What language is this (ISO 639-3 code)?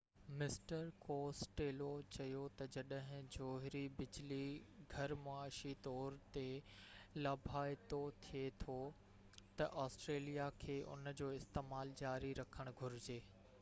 snd